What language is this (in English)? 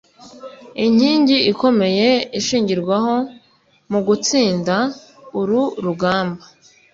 Kinyarwanda